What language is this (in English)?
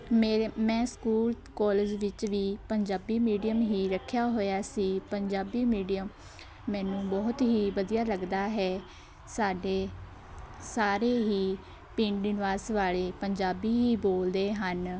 Punjabi